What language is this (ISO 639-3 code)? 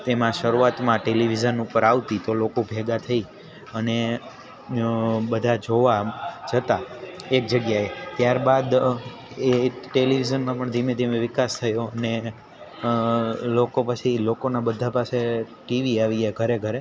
guj